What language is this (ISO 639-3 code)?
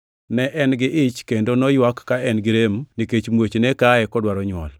luo